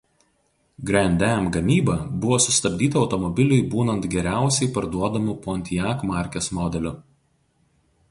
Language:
Lithuanian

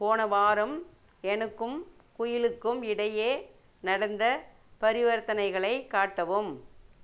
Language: Tamil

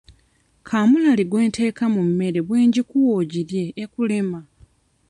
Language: Ganda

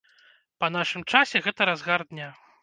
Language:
Belarusian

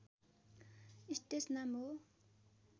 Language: Nepali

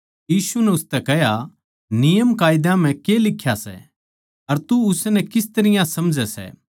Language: Haryanvi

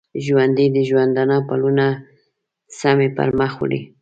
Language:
Pashto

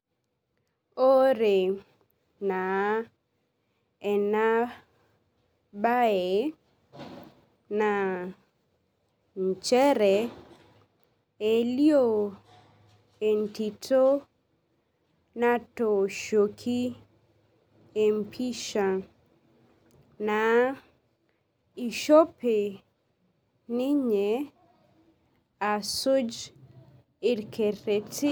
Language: Masai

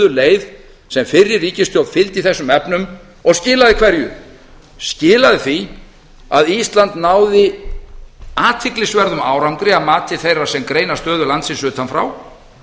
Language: Icelandic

